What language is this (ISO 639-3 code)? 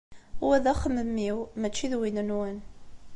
kab